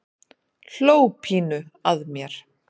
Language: Icelandic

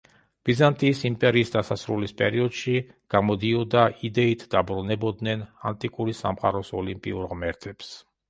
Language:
Georgian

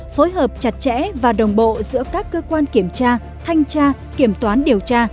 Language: Vietnamese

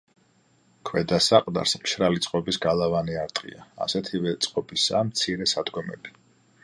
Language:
Georgian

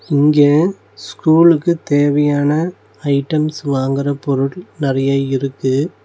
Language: Tamil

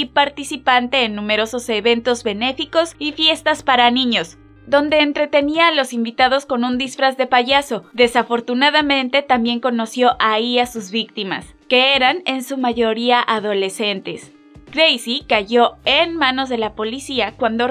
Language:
Spanish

